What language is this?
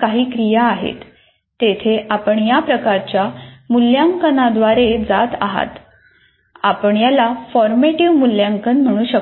Marathi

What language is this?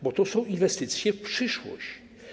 Polish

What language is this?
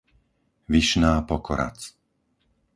Slovak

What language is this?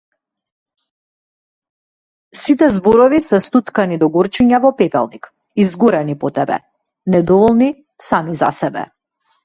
Macedonian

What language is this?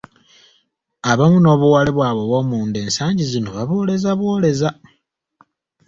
Ganda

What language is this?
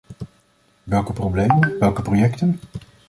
Dutch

